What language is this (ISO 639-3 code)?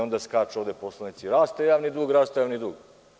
srp